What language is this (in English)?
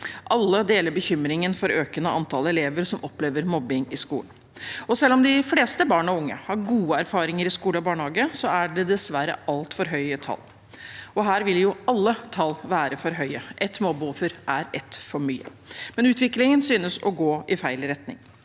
Norwegian